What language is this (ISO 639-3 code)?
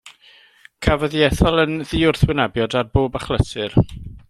cym